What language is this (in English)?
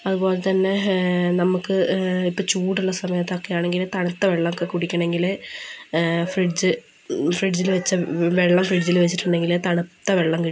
Malayalam